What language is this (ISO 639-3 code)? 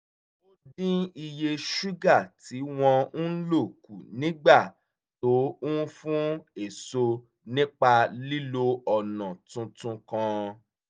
yor